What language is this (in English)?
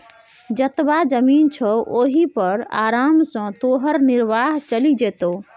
Maithili